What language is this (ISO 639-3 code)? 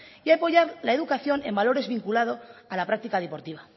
spa